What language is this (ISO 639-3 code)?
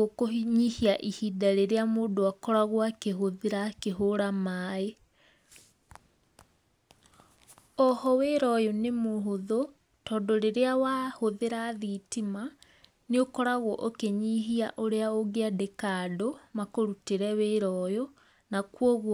kik